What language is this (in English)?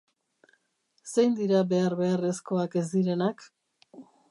Basque